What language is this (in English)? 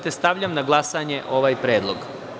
Serbian